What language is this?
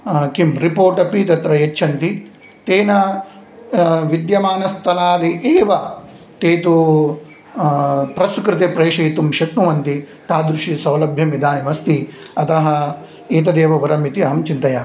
Sanskrit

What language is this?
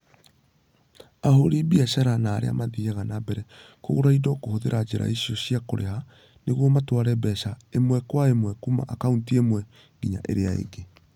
Kikuyu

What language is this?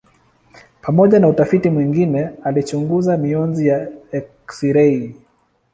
Swahili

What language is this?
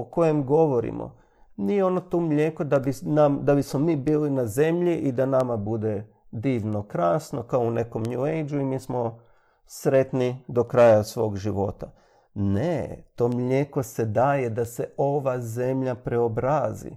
Croatian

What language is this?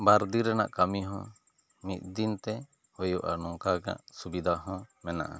Santali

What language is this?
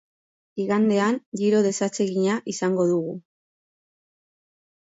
Basque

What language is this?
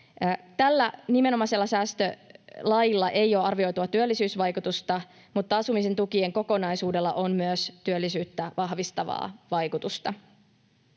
Finnish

